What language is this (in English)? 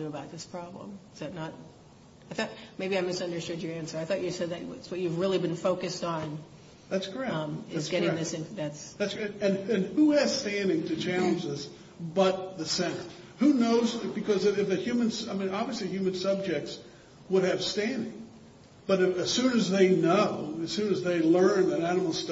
English